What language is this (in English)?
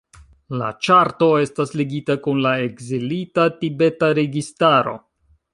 Esperanto